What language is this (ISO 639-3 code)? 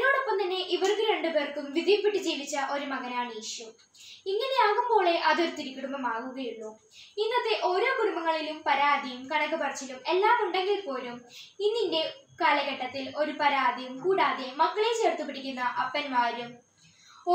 ita